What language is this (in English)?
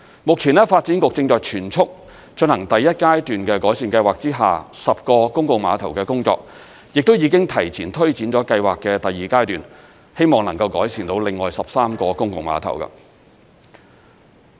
Cantonese